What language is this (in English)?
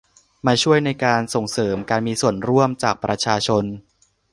Thai